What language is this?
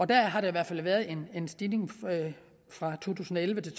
Danish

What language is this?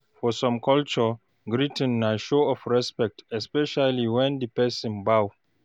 Nigerian Pidgin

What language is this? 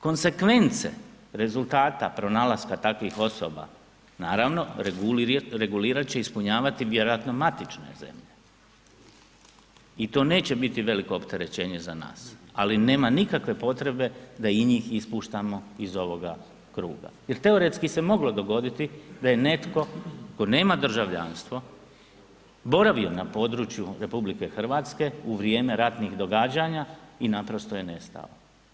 Croatian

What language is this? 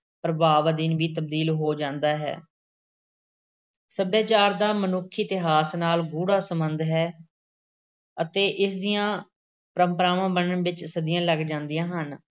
Punjabi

